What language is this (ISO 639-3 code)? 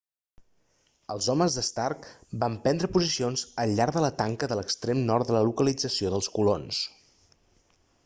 cat